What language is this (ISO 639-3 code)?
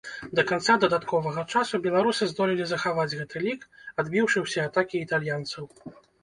bel